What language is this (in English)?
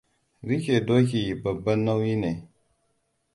Hausa